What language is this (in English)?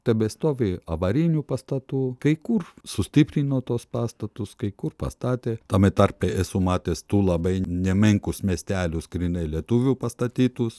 Lithuanian